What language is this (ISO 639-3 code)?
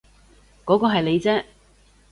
yue